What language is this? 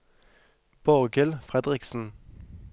Norwegian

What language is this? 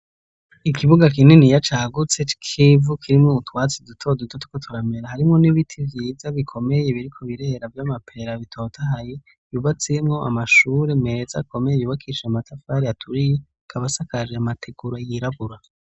Rundi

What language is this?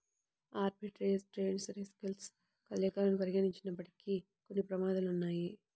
Telugu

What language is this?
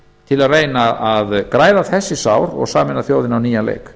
Icelandic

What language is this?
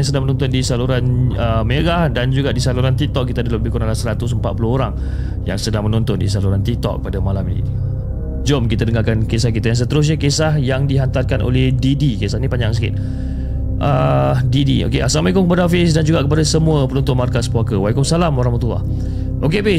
Malay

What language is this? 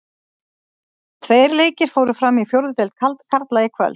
Icelandic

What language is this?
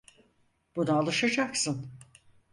Turkish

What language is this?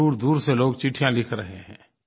Hindi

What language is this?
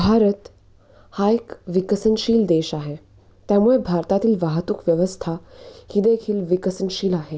Marathi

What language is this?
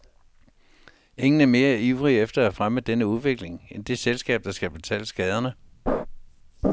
Danish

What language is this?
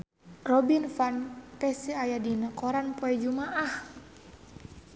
Sundanese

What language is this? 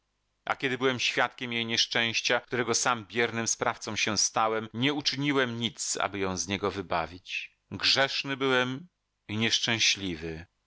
Polish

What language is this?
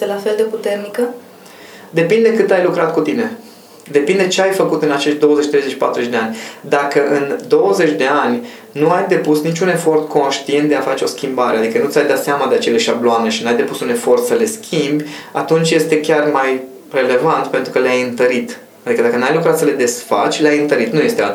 Romanian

